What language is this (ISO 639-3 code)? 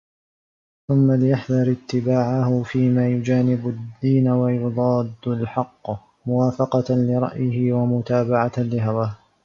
ara